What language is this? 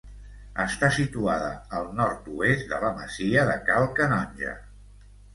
Catalan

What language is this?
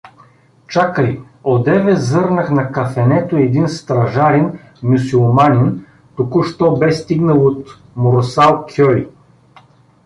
Bulgarian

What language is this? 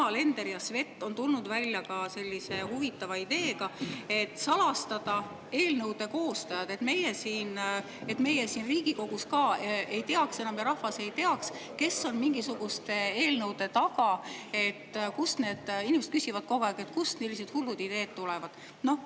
Estonian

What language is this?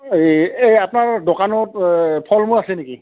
Assamese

